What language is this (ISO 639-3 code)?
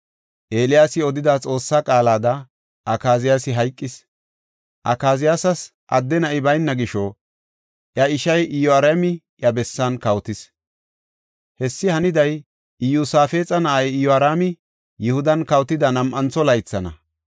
gof